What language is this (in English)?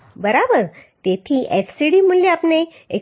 Gujarati